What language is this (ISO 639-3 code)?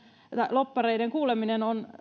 fin